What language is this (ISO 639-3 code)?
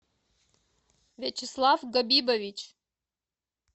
rus